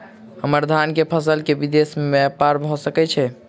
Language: Maithili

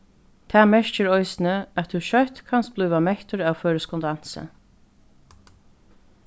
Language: Faroese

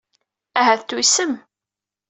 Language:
Kabyle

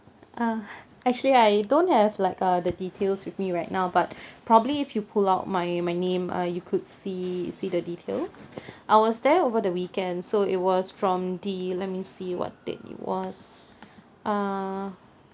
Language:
English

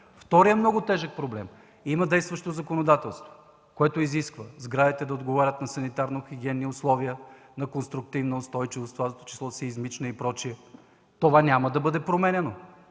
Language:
Bulgarian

